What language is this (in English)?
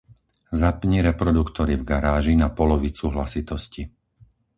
Slovak